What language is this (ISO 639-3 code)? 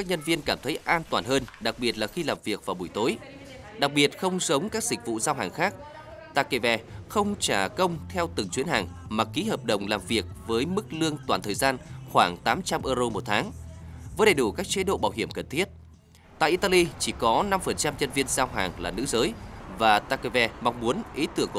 vie